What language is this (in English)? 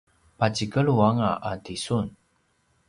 Paiwan